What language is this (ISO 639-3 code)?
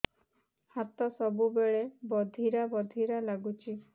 ori